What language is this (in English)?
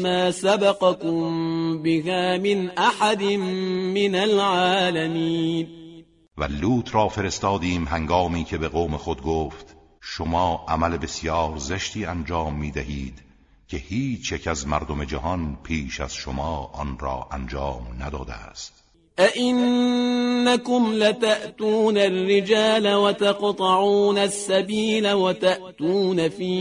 Persian